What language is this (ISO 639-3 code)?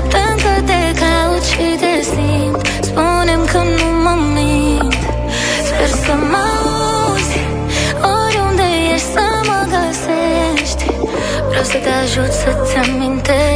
ron